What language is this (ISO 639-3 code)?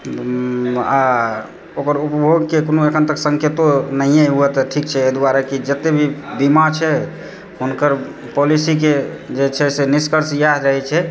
mai